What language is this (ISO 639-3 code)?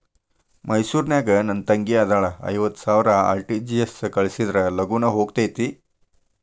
kan